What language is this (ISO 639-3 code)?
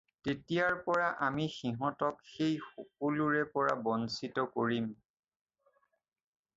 asm